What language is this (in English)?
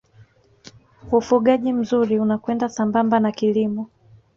Swahili